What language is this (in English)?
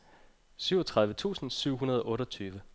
Danish